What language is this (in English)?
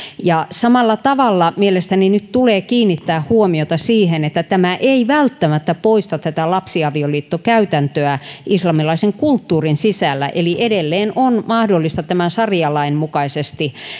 Finnish